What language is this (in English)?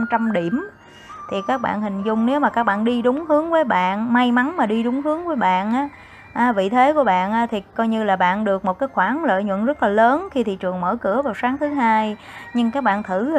Vietnamese